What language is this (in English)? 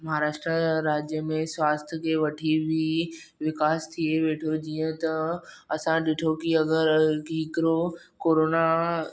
Sindhi